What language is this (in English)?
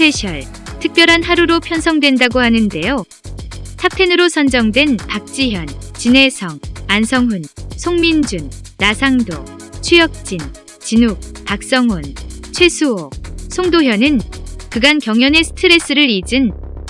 Korean